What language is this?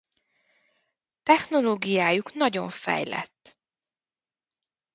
Hungarian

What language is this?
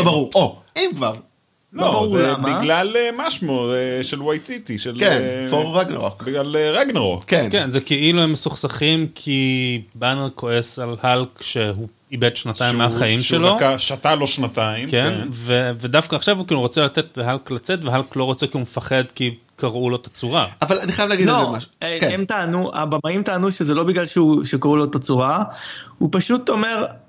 Hebrew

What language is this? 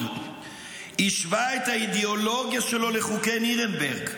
Hebrew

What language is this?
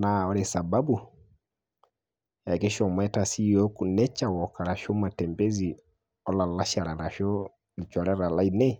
Masai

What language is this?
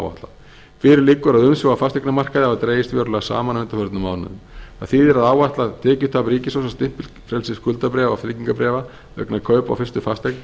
Icelandic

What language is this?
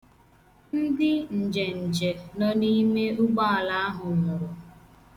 Igbo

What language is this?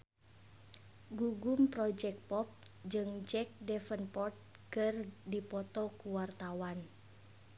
Sundanese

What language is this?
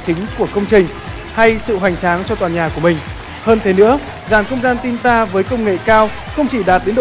Vietnamese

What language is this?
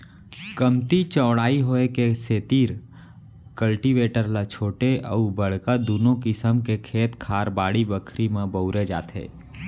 Chhattisgarhi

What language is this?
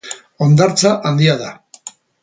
Basque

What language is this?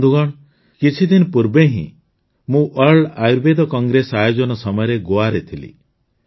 Odia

